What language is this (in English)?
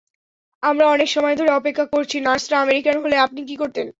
Bangla